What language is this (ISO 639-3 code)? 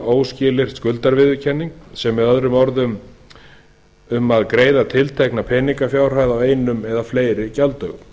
isl